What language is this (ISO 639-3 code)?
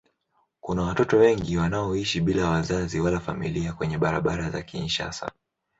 swa